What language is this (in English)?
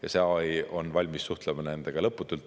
Estonian